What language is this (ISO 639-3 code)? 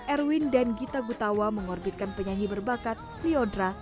ind